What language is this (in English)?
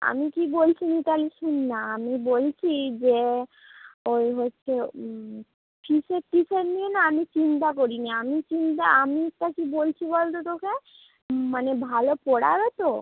Bangla